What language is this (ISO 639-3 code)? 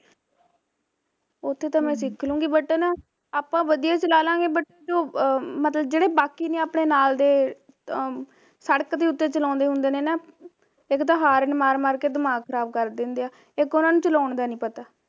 pan